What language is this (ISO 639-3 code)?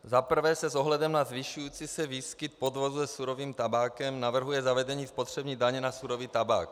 ces